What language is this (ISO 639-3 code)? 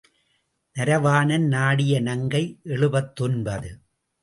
tam